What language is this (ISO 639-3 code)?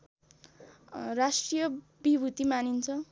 nep